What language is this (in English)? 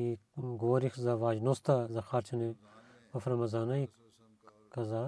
Bulgarian